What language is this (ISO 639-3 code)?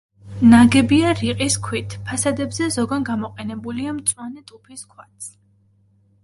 kat